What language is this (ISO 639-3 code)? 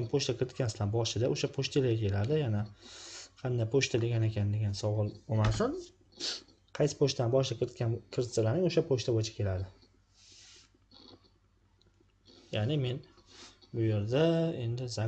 tur